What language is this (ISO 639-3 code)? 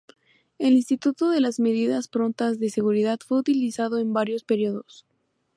spa